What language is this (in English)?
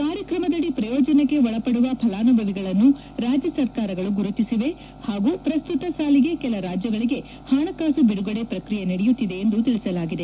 Kannada